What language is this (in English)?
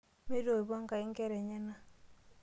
Masai